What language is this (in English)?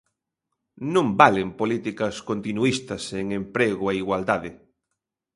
Galician